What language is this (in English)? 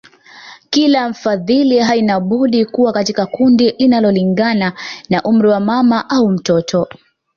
Swahili